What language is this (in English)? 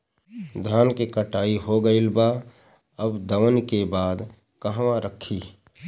Bhojpuri